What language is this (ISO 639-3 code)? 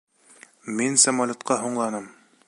bak